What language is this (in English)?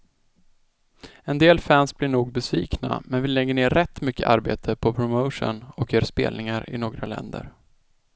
Swedish